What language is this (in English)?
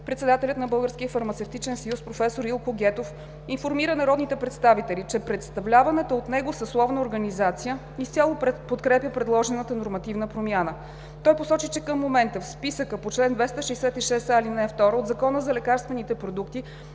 Bulgarian